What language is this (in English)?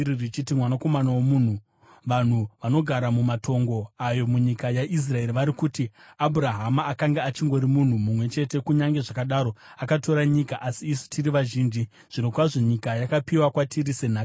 Shona